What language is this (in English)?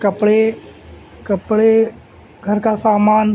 Urdu